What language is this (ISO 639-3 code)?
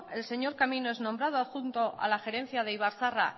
spa